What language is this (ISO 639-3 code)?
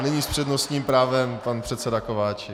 ces